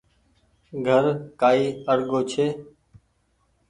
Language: Goaria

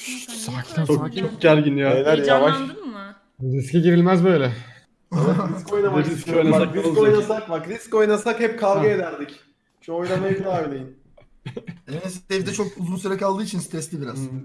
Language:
Turkish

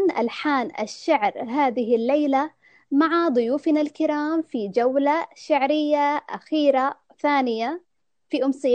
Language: Arabic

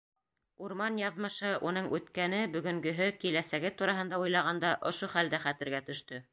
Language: Bashkir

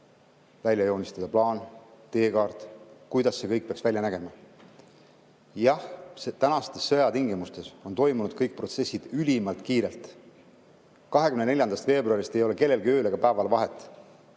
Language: Estonian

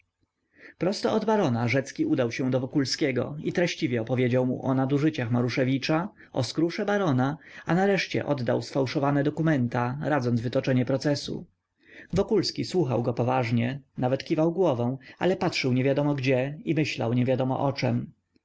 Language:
Polish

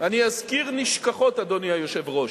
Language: Hebrew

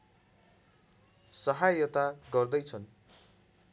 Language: Nepali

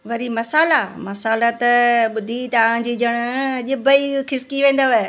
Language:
Sindhi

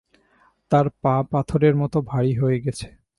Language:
Bangla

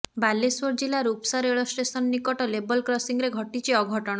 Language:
Odia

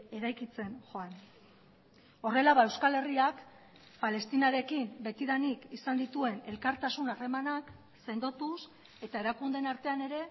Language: Basque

